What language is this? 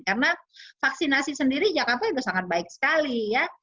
Indonesian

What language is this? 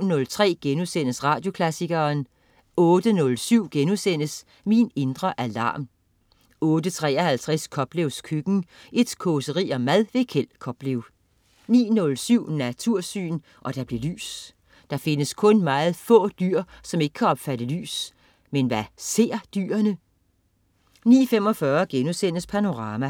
Danish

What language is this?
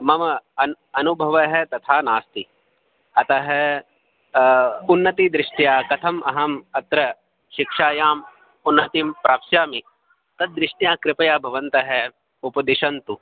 Sanskrit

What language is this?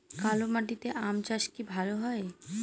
Bangla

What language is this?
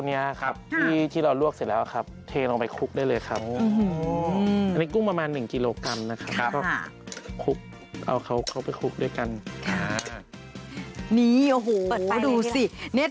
Thai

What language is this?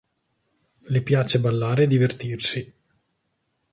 Italian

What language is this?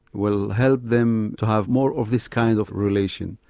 English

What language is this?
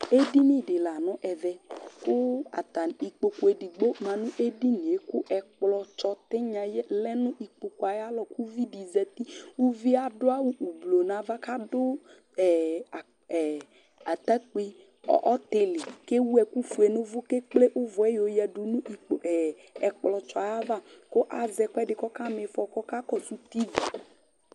Ikposo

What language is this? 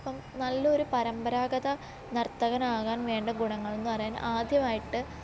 Malayalam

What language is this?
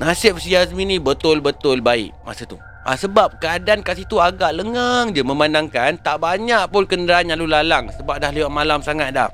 Malay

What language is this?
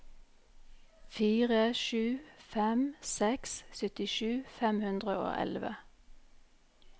Norwegian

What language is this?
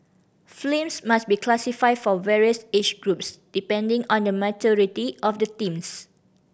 English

